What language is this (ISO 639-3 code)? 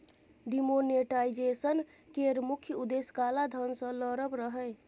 mai